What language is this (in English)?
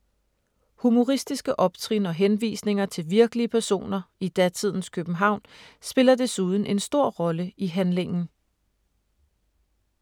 Danish